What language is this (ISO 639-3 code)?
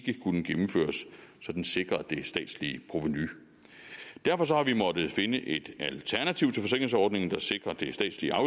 dan